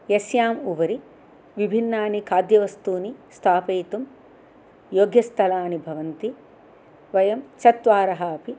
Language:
Sanskrit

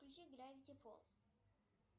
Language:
Russian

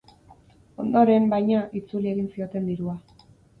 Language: Basque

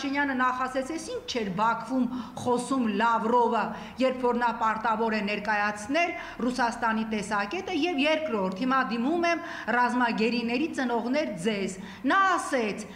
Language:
Romanian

